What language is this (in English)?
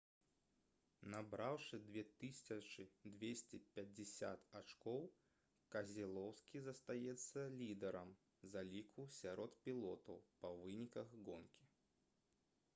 Belarusian